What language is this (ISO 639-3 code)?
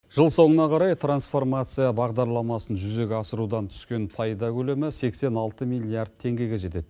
kaz